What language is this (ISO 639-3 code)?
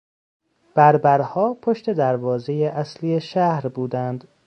fas